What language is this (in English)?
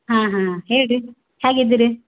Kannada